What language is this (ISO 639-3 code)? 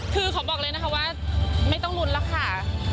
tha